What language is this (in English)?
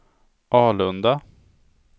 Swedish